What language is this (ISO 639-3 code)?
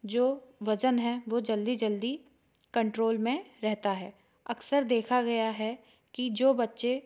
hin